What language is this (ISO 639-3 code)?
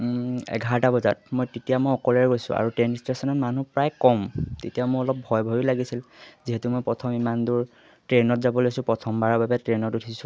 asm